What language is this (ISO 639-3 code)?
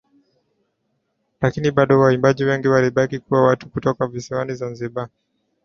swa